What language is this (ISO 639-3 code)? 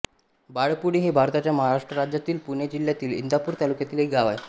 mar